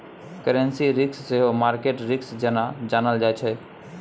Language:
Maithili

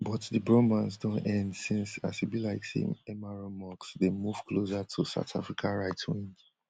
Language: Nigerian Pidgin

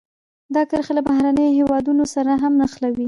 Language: Pashto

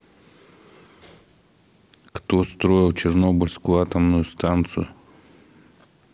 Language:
Russian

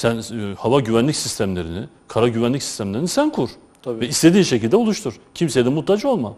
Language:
Turkish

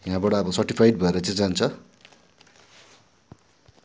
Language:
Nepali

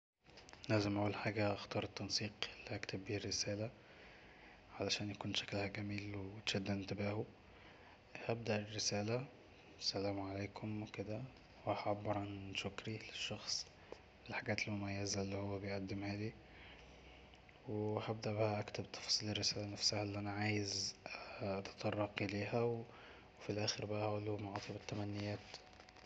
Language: Egyptian Arabic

